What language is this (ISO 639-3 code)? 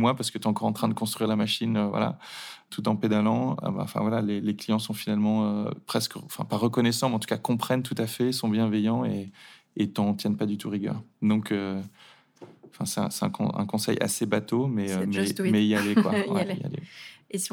fra